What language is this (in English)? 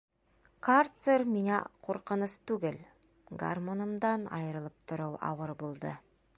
Bashkir